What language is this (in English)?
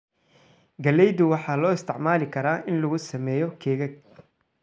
Somali